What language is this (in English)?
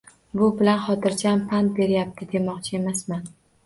Uzbek